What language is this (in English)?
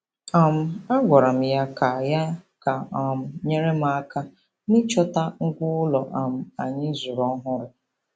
Igbo